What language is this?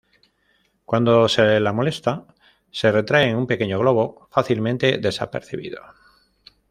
Spanish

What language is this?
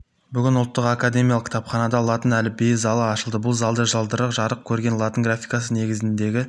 Kazakh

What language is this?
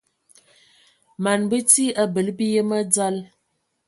Ewondo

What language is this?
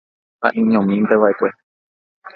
Guarani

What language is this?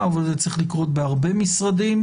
Hebrew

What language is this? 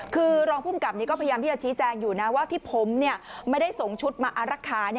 Thai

